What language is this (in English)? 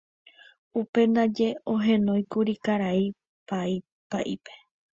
Guarani